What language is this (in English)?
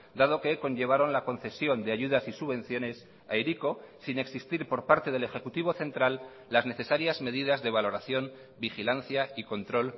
Spanish